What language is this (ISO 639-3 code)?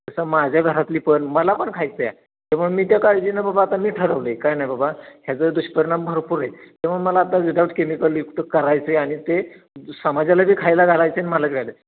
mar